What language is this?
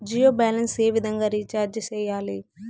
Telugu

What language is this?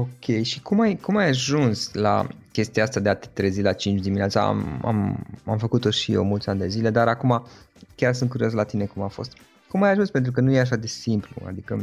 Romanian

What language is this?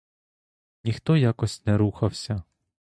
Ukrainian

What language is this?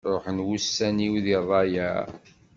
Kabyle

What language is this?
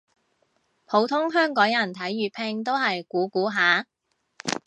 Cantonese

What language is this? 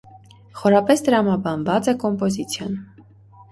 Armenian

